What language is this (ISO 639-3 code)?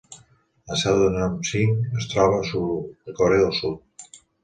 cat